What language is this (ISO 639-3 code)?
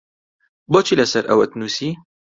ckb